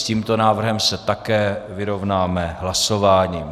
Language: Czech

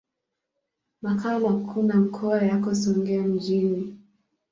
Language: Swahili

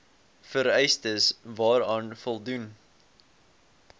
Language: Afrikaans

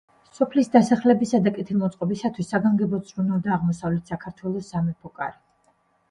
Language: Georgian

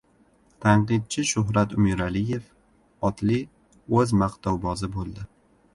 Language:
Uzbek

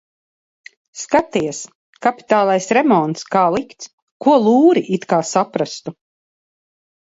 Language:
Latvian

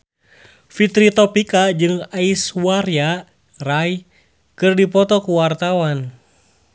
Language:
Sundanese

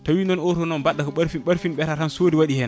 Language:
Fula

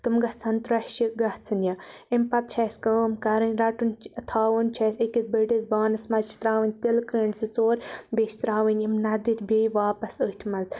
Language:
Kashmiri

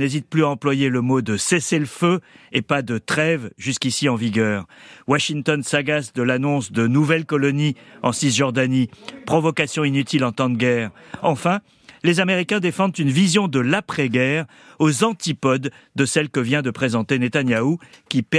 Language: French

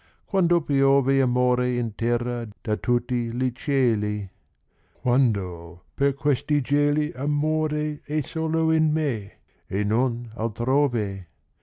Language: Italian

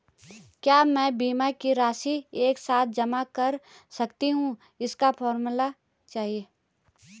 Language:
Hindi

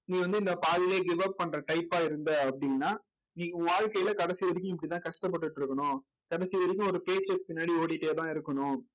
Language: Tamil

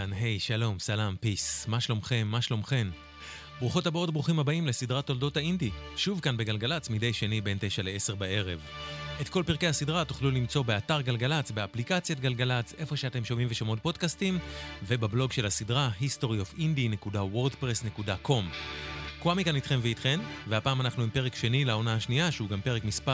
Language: Hebrew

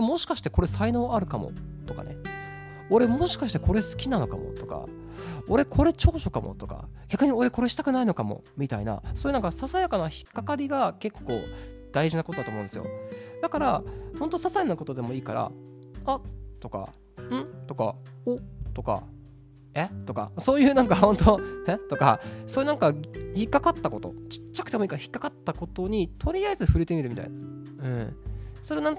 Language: Japanese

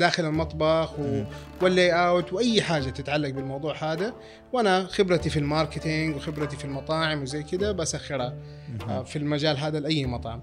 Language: Arabic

